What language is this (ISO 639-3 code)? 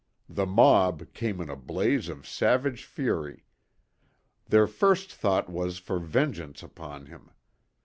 eng